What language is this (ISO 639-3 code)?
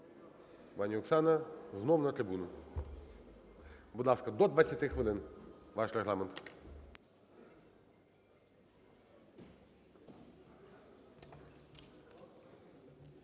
ukr